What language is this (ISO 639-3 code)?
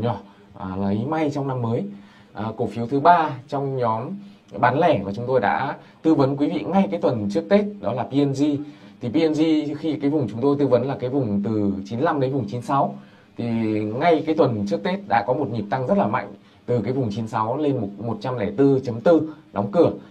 vie